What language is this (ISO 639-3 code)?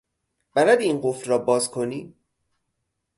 fas